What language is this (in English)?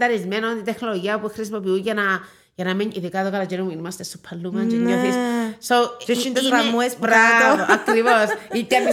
Greek